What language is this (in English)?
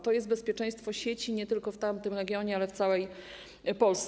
Polish